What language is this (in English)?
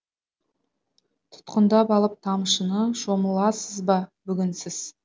Kazakh